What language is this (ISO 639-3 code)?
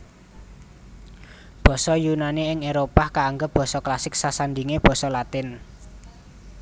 jav